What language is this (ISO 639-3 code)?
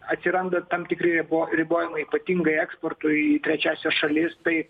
lit